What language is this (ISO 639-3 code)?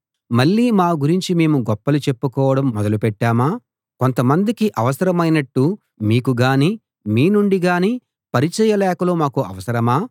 tel